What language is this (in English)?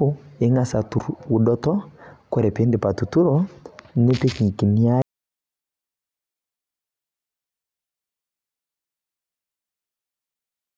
Masai